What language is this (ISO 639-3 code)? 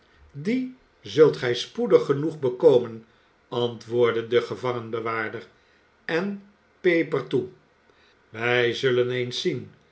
nld